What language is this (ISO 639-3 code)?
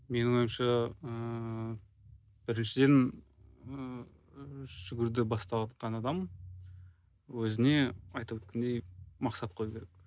kaz